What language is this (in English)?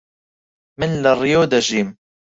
Central Kurdish